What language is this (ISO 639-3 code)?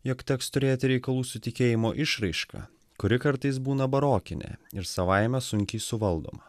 lit